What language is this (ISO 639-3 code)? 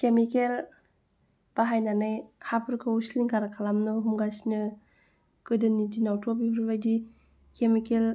brx